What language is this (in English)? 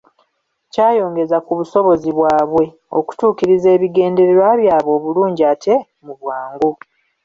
Ganda